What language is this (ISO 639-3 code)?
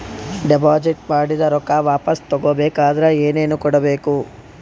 kan